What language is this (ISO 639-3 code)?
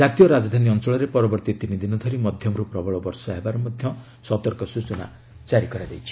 ori